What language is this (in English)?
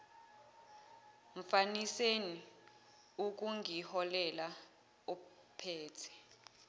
Zulu